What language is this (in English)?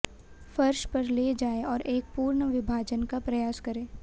Hindi